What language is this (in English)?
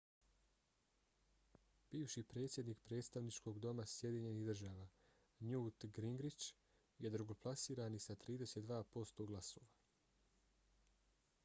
Bosnian